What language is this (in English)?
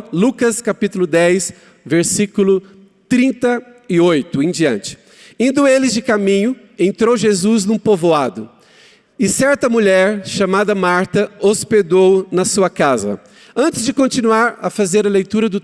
Portuguese